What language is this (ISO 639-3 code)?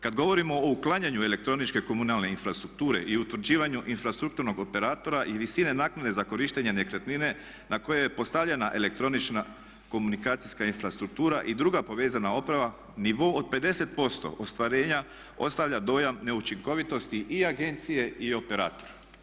hrv